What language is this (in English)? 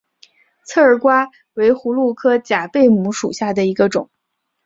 Chinese